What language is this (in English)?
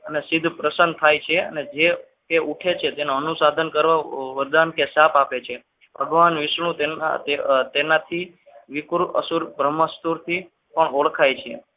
Gujarati